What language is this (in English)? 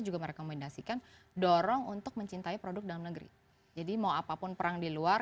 Indonesian